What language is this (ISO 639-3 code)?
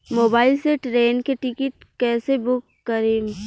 bho